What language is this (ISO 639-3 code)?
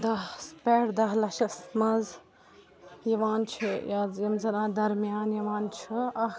kas